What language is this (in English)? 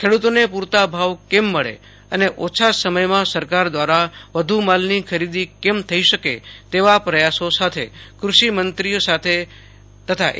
Gujarati